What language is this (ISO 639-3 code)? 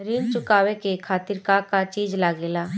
bho